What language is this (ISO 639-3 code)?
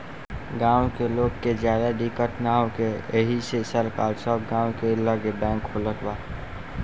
bho